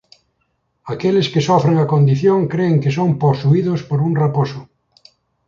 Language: Galician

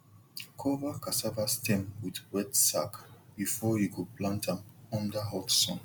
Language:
Nigerian Pidgin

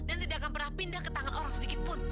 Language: Indonesian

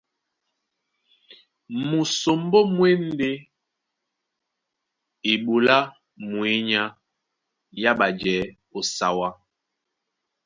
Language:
Duala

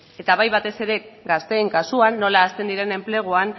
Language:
Basque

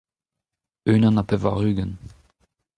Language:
Breton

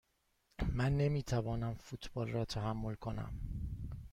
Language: Persian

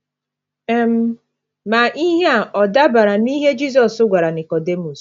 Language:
Igbo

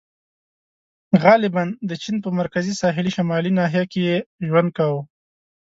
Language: Pashto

